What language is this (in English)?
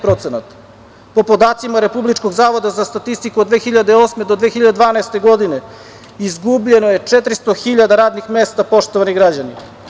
Serbian